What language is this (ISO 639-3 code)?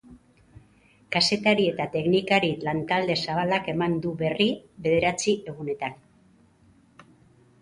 eus